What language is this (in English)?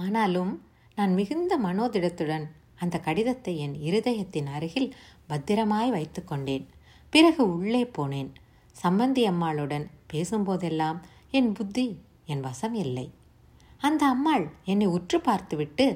Tamil